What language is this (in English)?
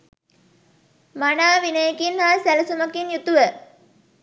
Sinhala